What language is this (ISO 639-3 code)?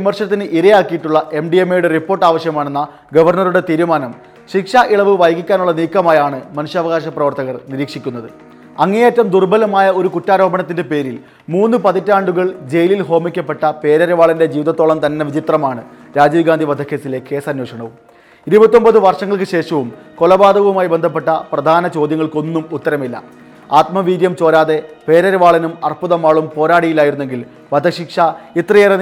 mal